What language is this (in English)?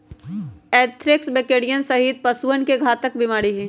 Magahi